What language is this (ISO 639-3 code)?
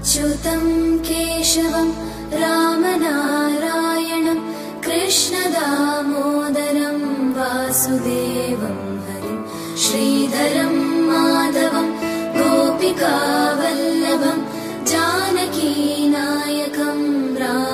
vie